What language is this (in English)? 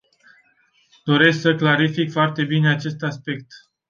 Romanian